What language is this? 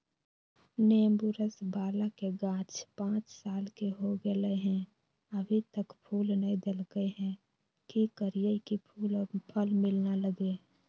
Magahi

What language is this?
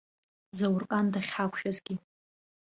Abkhazian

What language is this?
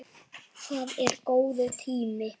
Icelandic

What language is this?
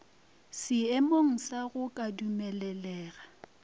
Northern Sotho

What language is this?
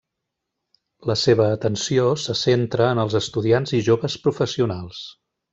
Catalan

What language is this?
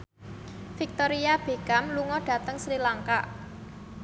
Javanese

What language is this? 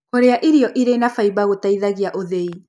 Kikuyu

